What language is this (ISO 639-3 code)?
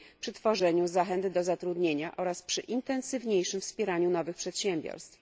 pol